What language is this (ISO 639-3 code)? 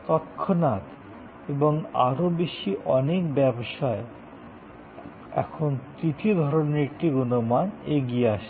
ben